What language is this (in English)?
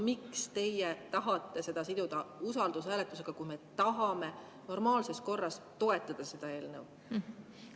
Estonian